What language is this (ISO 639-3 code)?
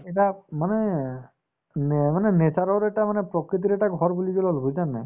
asm